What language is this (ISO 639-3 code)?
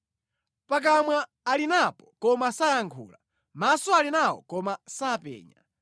nya